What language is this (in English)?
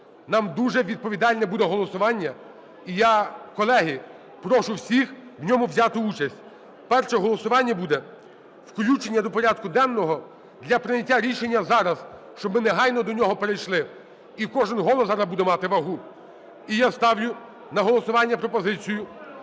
Ukrainian